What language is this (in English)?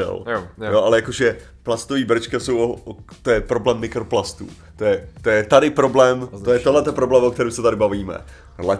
Czech